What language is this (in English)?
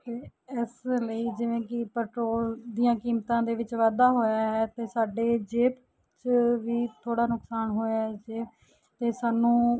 Punjabi